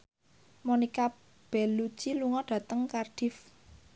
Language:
Javanese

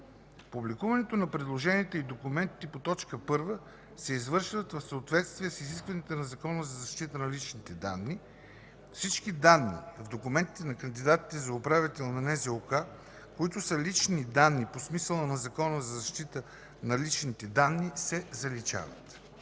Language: Bulgarian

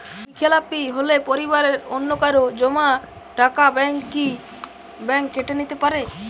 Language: Bangla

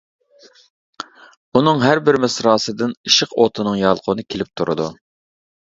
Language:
Uyghur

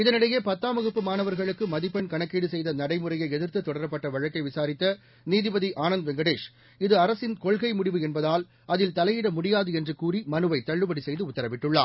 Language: Tamil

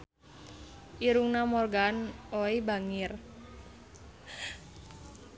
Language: Sundanese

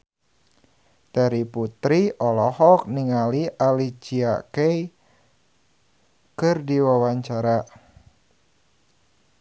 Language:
Sundanese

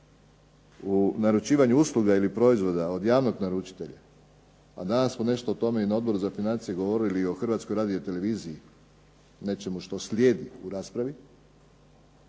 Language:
Croatian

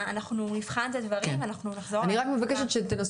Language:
Hebrew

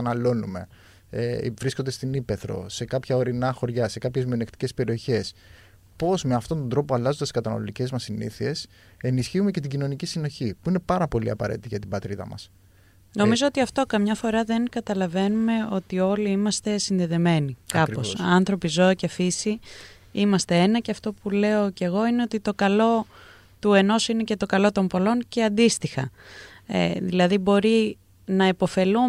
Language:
Greek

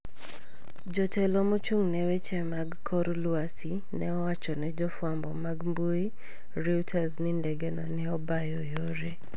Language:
Luo (Kenya and Tanzania)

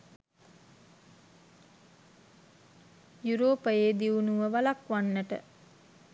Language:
Sinhala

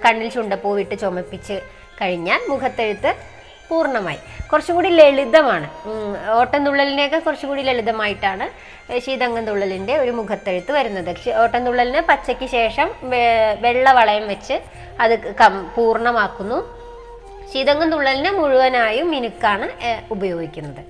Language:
Malayalam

